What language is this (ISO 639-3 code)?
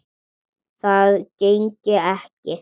isl